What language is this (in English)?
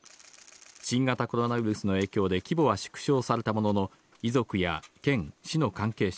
Japanese